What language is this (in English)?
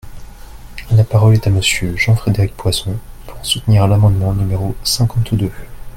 French